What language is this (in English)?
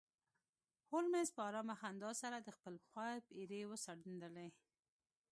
Pashto